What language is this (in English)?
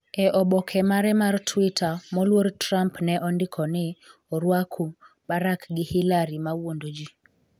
Luo (Kenya and Tanzania)